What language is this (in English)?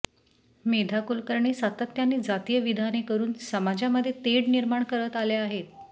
Marathi